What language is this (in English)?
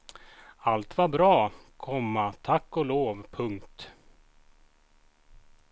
Swedish